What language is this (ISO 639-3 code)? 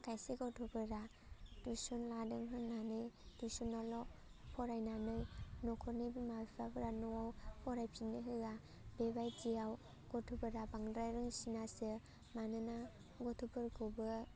brx